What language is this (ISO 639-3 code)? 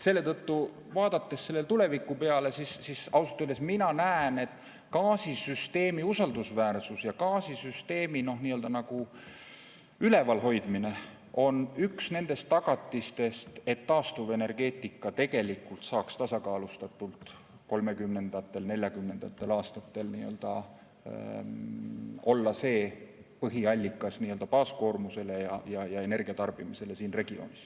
est